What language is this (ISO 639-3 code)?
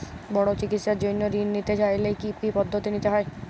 ben